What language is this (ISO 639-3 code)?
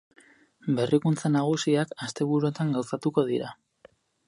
eus